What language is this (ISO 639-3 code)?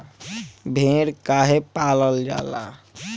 bho